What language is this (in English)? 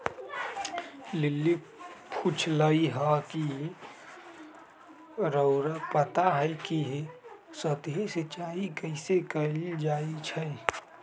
Magahi